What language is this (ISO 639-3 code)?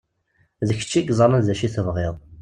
kab